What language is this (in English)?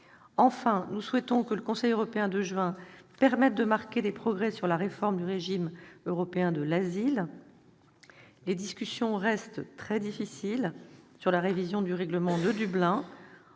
French